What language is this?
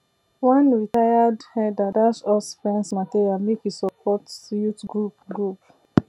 Nigerian Pidgin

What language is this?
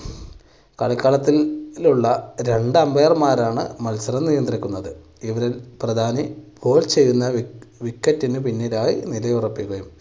Malayalam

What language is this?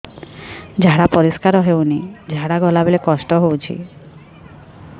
Odia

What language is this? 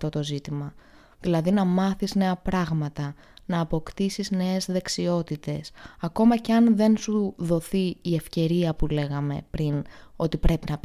Greek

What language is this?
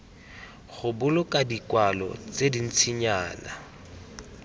Tswana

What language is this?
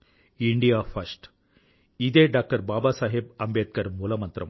Telugu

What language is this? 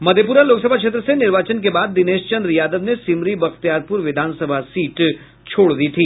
Hindi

